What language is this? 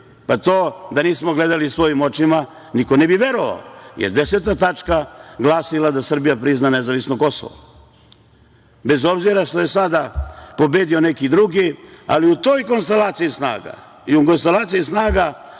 Serbian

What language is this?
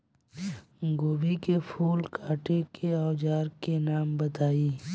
Bhojpuri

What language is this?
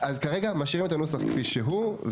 Hebrew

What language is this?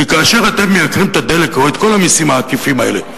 Hebrew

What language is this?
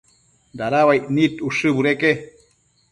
Matsés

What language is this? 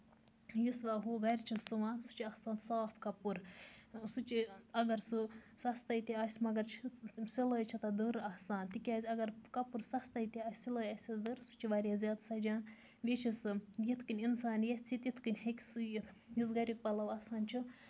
Kashmiri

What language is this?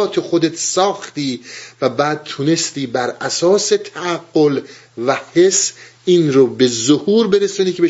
Persian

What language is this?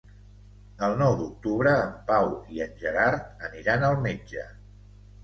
Catalan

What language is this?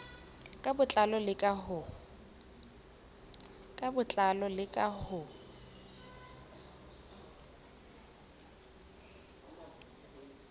Southern Sotho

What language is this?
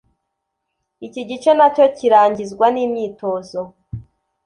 Kinyarwanda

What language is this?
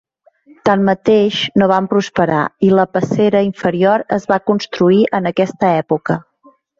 Catalan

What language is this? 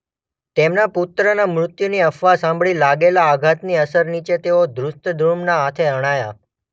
Gujarati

